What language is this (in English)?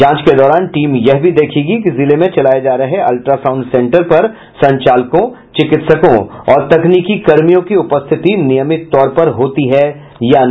Hindi